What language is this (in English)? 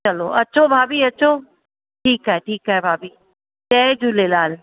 Sindhi